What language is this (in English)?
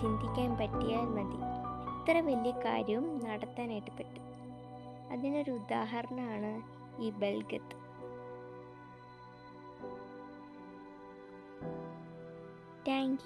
Malayalam